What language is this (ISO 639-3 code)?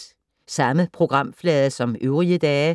dan